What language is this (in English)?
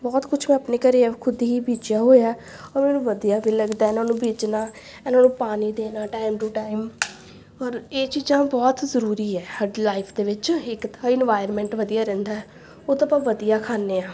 Punjabi